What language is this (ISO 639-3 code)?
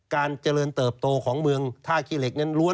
tha